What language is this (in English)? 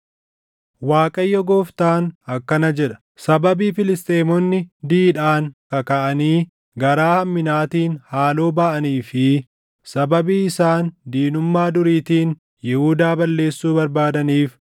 Oromo